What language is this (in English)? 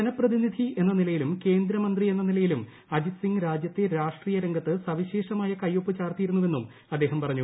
Malayalam